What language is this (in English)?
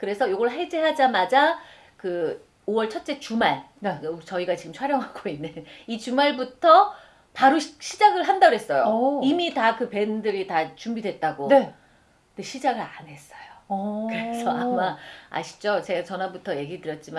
Korean